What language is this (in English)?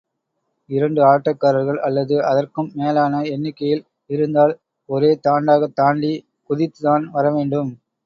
Tamil